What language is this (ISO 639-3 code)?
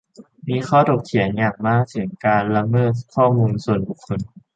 tha